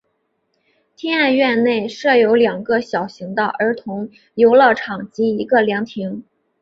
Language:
Chinese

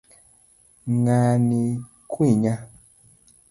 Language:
Luo (Kenya and Tanzania)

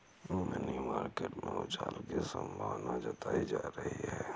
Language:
Hindi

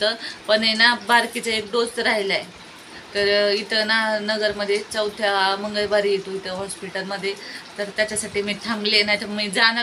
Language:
Romanian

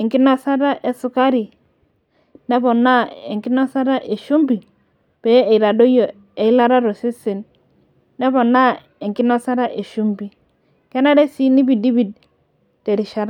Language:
Masai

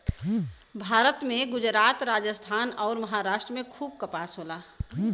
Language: Bhojpuri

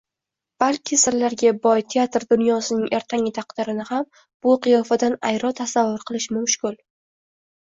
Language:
Uzbek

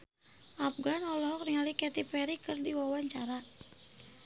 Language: Sundanese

